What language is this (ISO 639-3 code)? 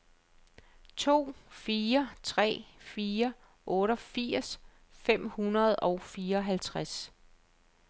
dan